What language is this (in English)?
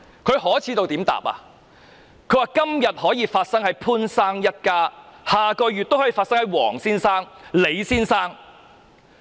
Cantonese